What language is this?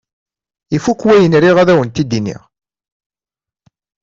Kabyle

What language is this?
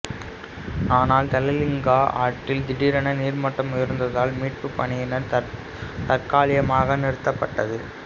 Tamil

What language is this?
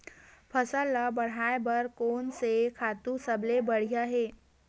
Chhattisgarhi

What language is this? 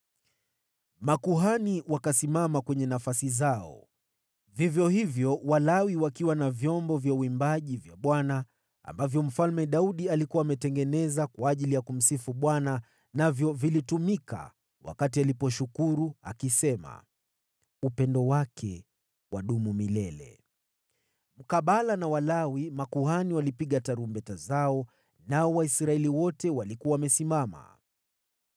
Swahili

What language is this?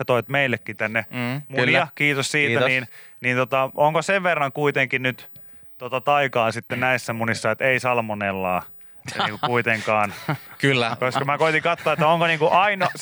Finnish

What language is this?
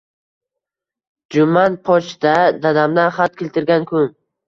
Uzbek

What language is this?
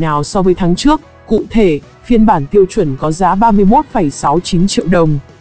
Vietnamese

